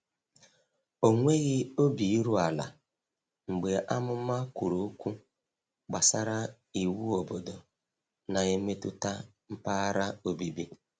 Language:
Igbo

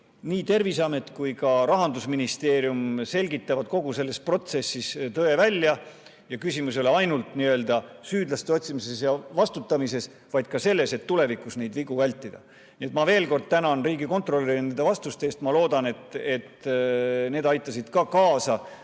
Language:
Estonian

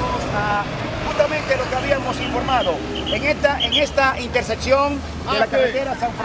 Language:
Spanish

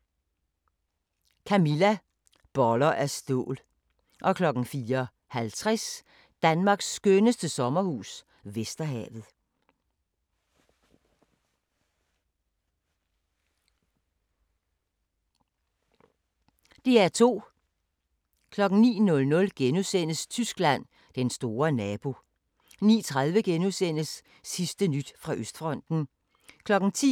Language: Danish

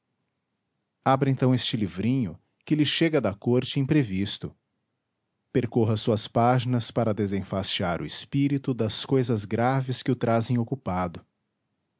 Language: Portuguese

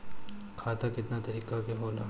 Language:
Bhojpuri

